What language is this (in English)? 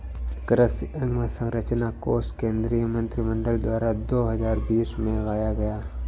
Hindi